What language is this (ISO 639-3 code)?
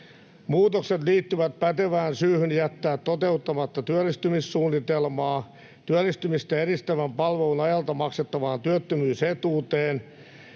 fin